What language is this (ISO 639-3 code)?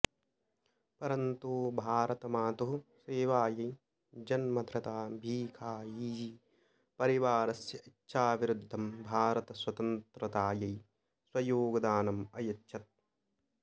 san